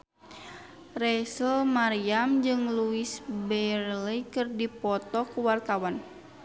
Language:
Sundanese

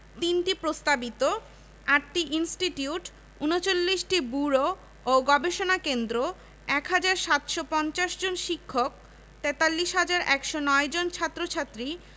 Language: Bangla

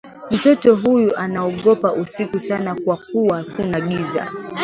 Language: Swahili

